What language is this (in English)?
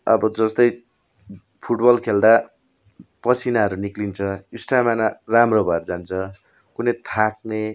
Nepali